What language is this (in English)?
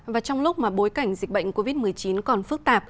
Vietnamese